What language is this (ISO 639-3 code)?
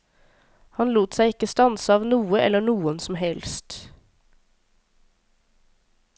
nor